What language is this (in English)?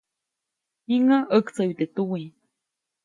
Copainalá Zoque